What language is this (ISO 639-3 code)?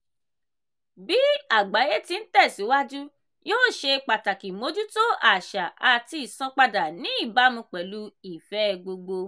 yor